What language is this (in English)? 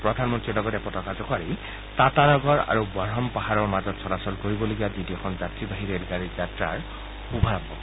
Assamese